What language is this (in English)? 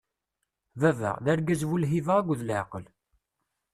Kabyle